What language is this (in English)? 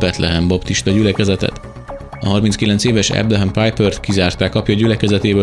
Hungarian